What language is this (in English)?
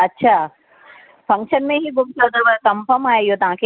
Sindhi